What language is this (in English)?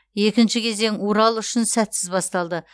Kazakh